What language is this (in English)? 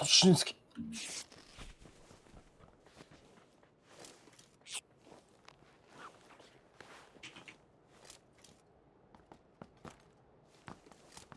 Russian